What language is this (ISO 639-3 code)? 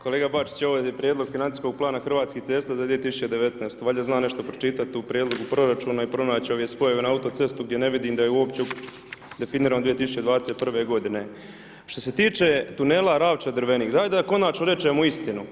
hrv